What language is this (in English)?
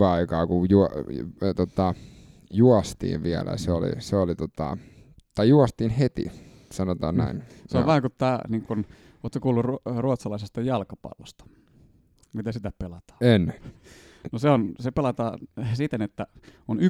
Finnish